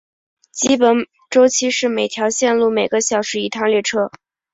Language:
Chinese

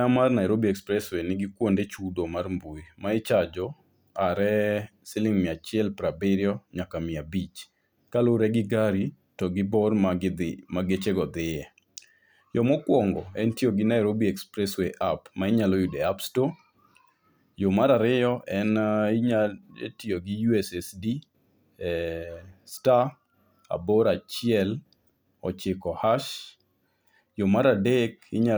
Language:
Luo (Kenya and Tanzania)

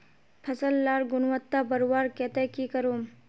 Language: Magahi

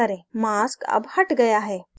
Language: Hindi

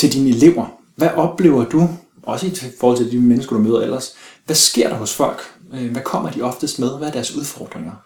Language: Danish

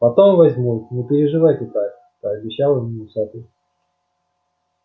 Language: Russian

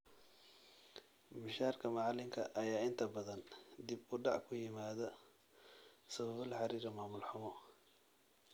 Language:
Somali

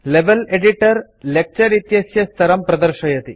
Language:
Sanskrit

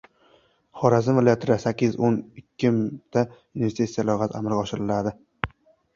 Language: Uzbek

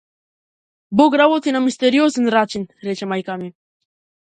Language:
Macedonian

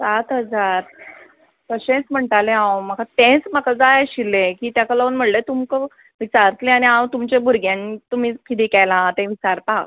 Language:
Konkani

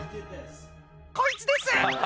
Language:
Japanese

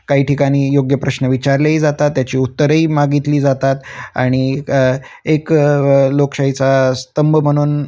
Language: Marathi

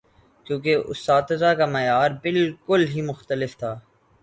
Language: Urdu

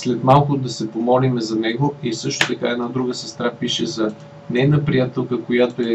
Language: Bulgarian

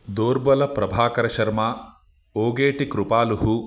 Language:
Sanskrit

